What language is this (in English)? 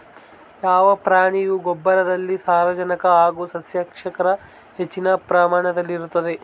Kannada